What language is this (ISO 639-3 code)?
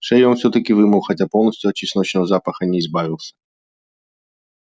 rus